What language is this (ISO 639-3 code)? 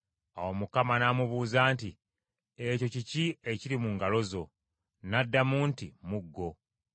lug